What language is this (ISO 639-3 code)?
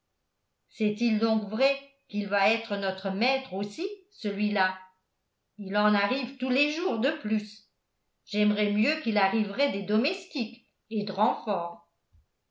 fra